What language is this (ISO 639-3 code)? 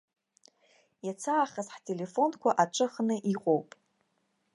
abk